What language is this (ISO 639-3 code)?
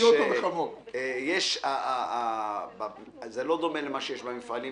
heb